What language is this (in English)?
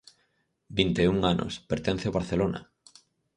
Galician